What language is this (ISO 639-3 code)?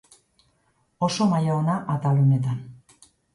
eus